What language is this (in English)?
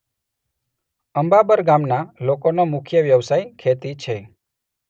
Gujarati